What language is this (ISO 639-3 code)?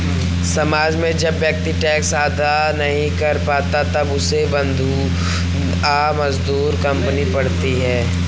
hin